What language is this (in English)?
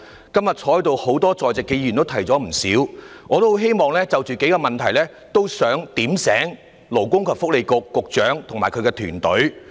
Cantonese